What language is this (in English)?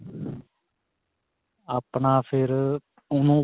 Punjabi